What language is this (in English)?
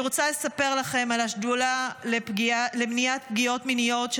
Hebrew